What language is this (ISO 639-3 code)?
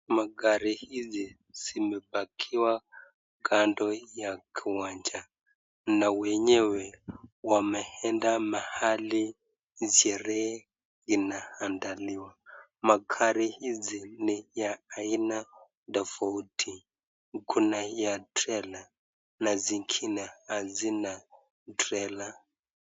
swa